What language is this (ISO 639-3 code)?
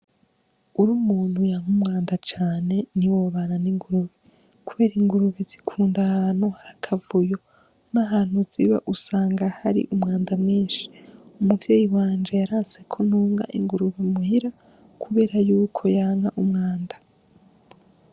run